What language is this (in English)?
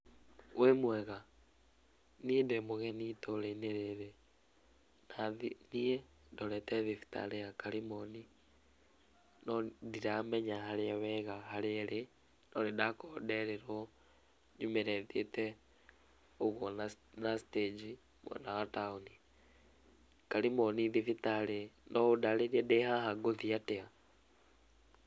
Kikuyu